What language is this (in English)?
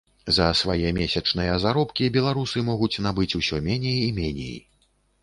Belarusian